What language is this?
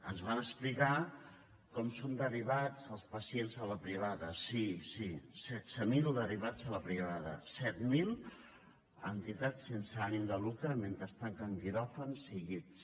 Catalan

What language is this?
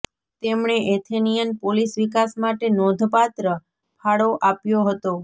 Gujarati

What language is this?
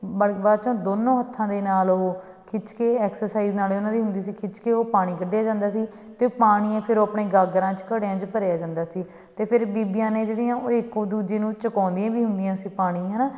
Punjabi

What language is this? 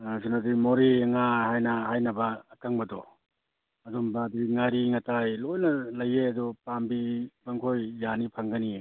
Manipuri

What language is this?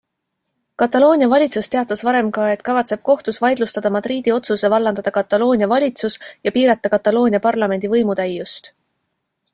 Estonian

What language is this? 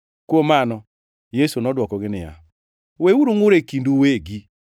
Luo (Kenya and Tanzania)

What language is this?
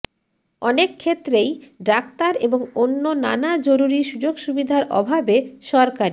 Bangla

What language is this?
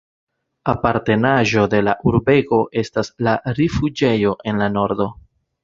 Esperanto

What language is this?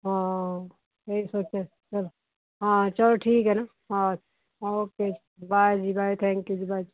Punjabi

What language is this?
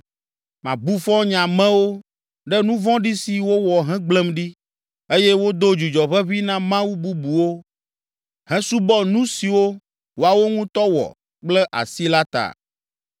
Ewe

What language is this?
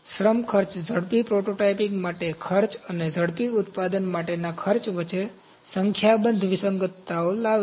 Gujarati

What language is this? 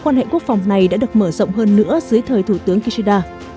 Vietnamese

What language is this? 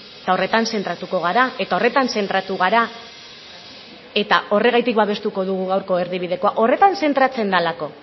Basque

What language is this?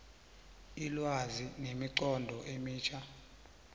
South Ndebele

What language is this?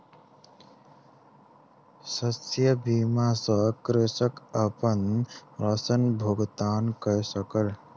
Maithili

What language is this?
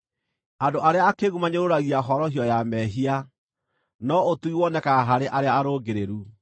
Kikuyu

